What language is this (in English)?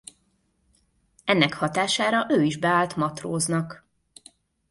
Hungarian